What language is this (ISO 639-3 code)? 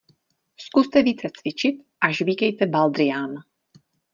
ces